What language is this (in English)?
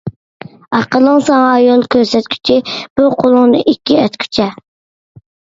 Uyghur